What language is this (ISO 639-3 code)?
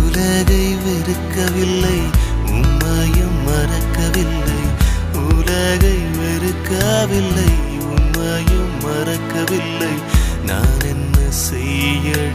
tam